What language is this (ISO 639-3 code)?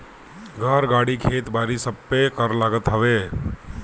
bho